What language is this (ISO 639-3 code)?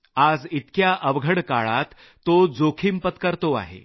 mar